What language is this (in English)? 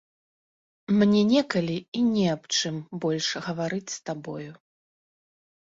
Belarusian